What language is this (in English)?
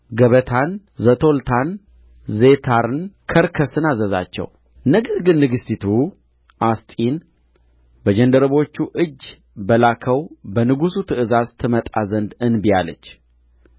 Amharic